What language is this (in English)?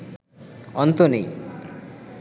Bangla